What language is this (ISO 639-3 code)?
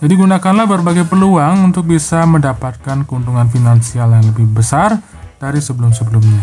ind